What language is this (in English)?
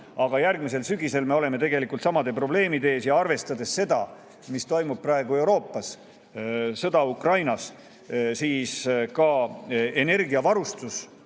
Estonian